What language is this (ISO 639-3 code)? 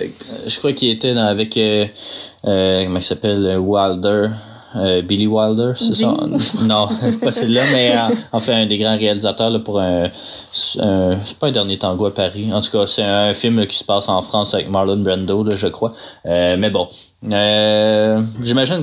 fra